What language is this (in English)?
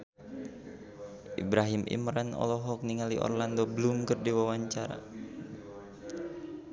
Sundanese